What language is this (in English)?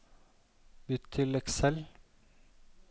Norwegian